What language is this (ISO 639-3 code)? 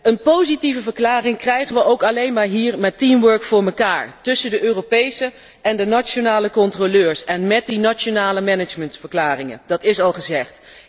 nld